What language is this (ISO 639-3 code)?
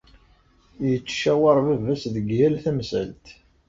kab